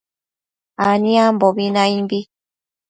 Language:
Matsés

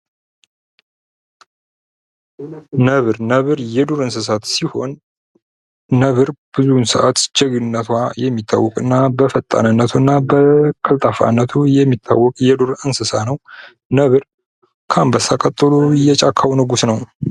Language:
Amharic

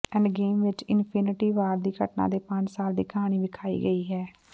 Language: Punjabi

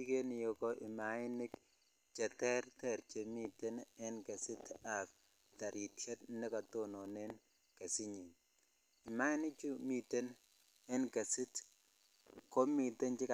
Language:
Kalenjin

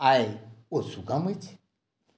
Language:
Maithili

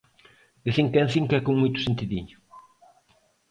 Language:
Galician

